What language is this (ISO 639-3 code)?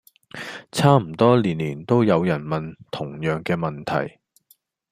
yue